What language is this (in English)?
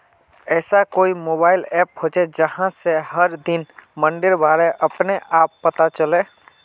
Magahi